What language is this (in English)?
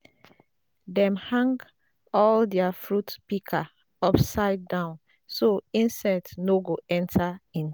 Nigerian Pidgin